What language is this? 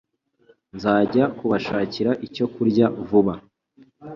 Kinyarwanda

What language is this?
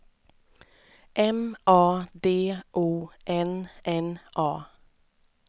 Swedish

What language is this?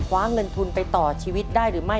Thai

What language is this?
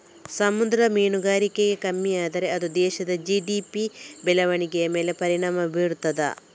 Kannada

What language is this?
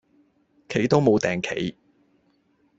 Cantonese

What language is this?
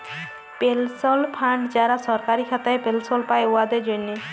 Bangla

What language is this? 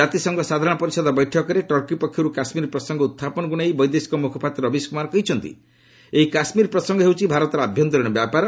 Odia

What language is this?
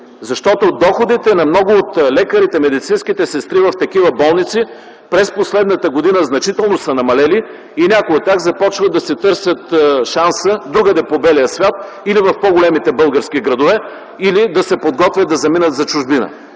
Bulgarian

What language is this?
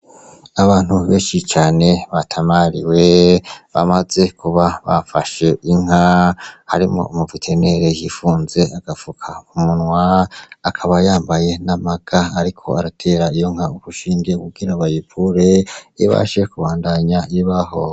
Rundi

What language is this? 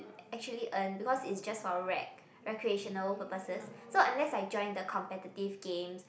English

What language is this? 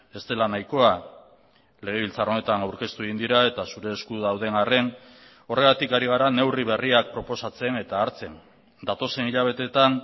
Basque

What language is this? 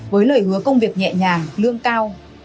Vietnamese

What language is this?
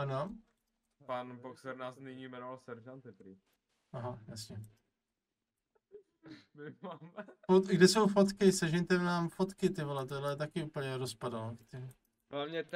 Czech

